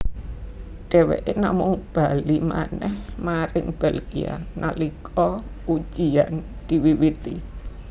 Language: Javanese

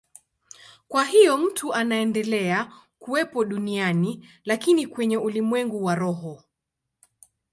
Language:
Swahili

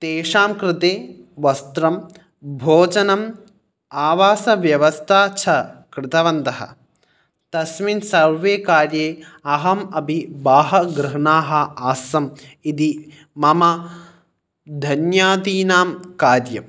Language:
Sanskrit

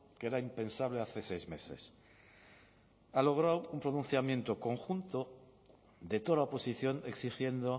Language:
Spanish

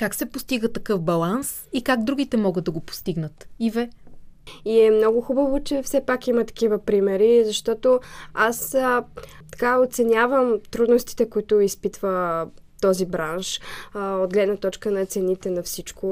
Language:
Bulgarian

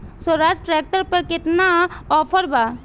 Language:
Bhojpuri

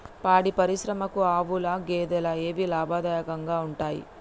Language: Telugu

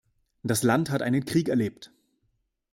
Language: German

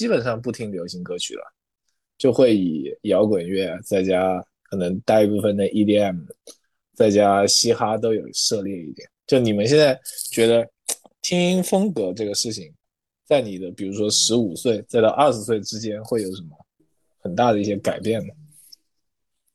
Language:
Chinese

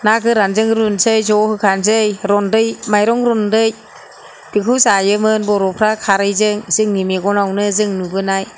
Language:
Bodo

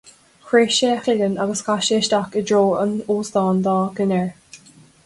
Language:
Irish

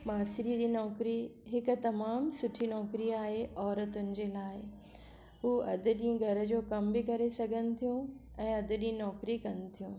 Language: Sindhi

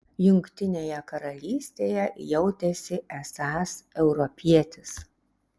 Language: Lithuanian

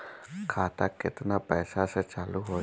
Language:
Bhojpuri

